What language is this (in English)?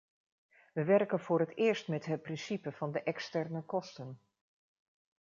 Dutch